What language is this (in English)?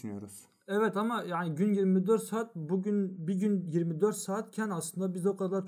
Turkish